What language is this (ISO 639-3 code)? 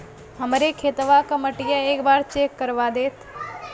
bho